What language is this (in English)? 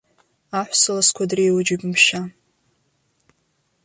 Abkhazian